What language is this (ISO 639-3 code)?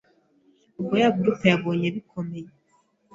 kin